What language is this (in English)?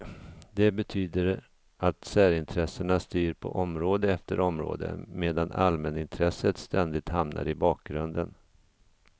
Swedish